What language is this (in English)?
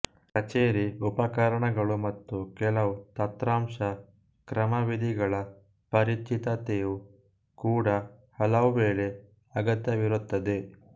Kannada